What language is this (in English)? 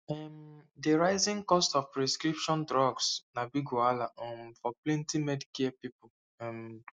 Nigerian Pidgin